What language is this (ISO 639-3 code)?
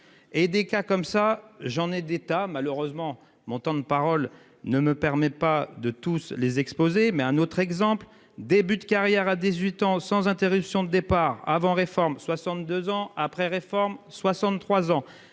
fra